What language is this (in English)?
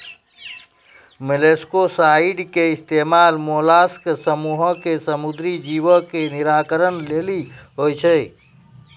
Maithili